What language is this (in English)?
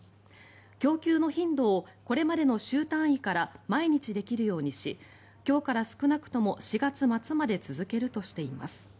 Japanese